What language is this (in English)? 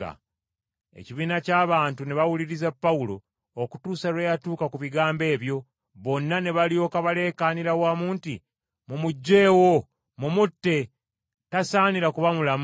Ganda